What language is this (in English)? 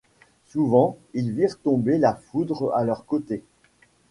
French